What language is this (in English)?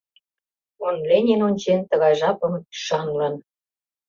Mari